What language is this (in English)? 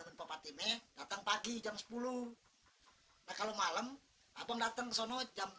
Indonesian